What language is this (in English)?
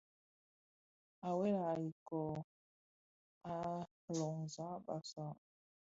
Bafia